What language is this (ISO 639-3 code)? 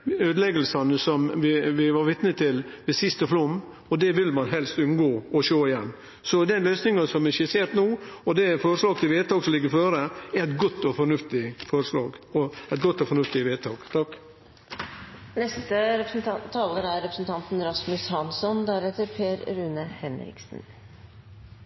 nor